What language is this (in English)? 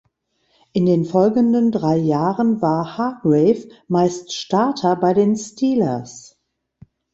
German